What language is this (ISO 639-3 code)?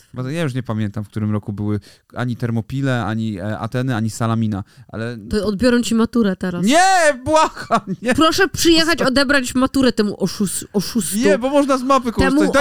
pol